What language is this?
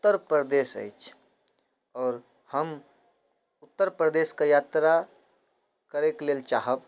Maithili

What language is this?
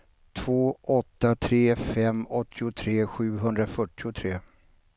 Swedish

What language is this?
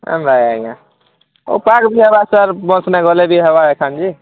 Odia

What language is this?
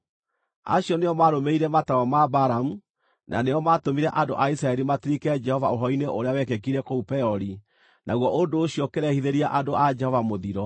Kikuyu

